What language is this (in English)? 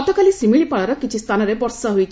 Odia